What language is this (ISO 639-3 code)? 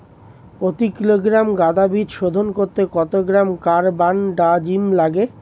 ben